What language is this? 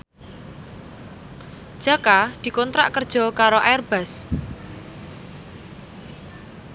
Javanese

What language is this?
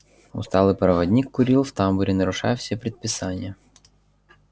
Russian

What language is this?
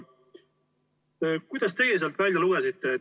Estonian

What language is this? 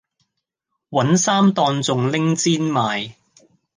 Cantonese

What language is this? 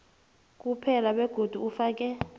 South Ndebele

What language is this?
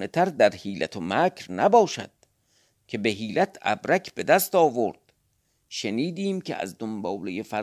Persian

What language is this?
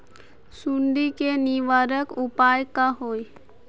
Magahi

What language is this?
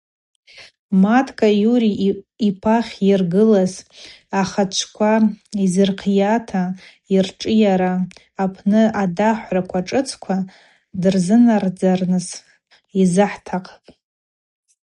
Abaza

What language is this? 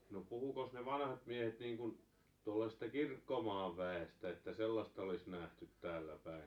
Finnish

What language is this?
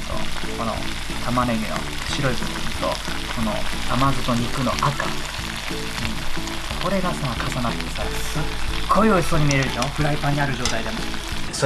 Japanese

